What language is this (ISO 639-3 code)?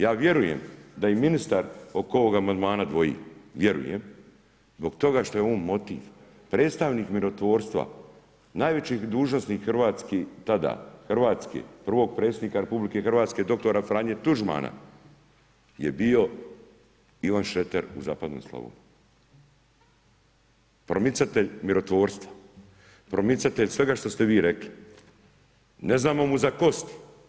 hrv